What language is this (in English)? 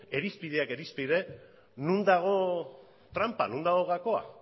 Basque